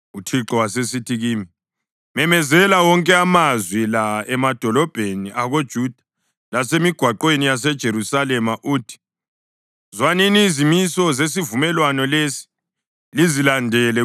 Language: North Ndebele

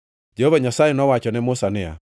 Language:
Luo (Kenya and Tanzania)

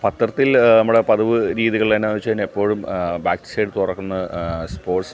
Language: Malayalam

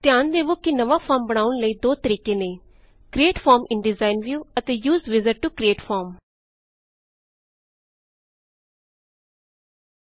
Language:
Punjabi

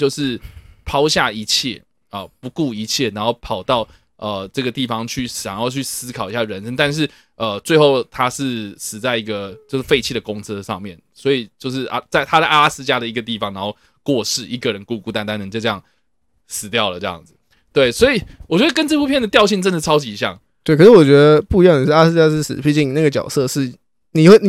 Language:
Chinese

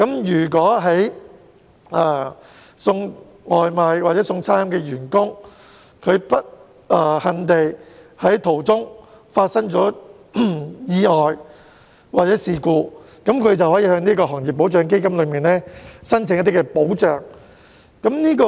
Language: Cantonese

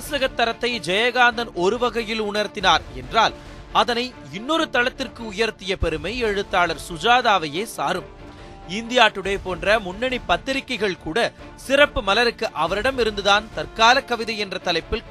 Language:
Tamil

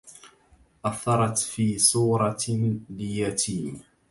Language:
Arabic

